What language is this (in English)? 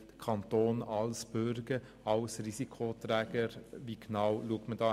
Swiss German